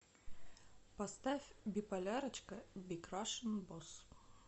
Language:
Russian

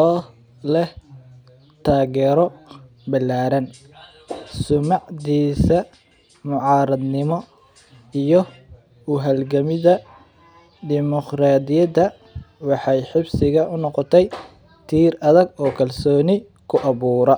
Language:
Somali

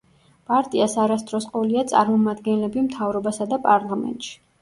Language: Georgian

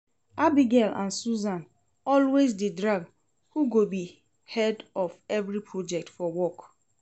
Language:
Nigerian Pidgin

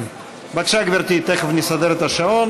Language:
Hebrew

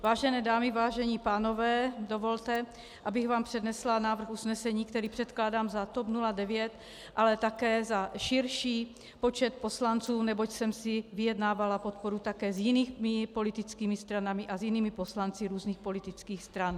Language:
Czech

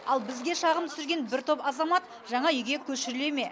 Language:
Kazakh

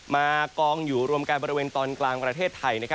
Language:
Thai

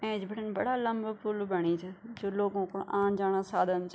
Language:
Garhwali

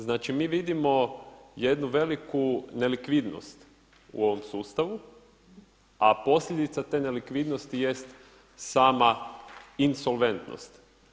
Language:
Croatian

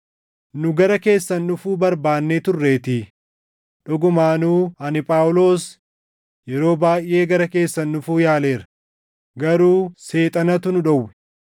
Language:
Oromo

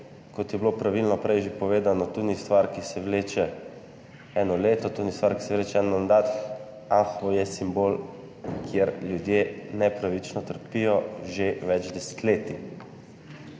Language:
Slovenian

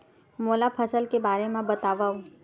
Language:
Chhattisgarhi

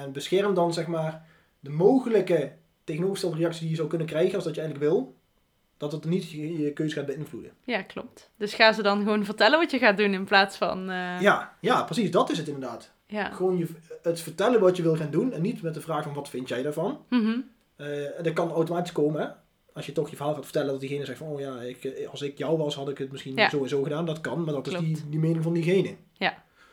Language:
Dutch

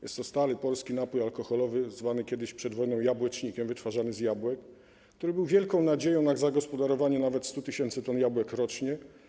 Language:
Polish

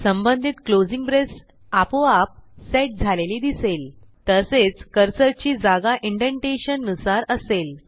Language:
Marathi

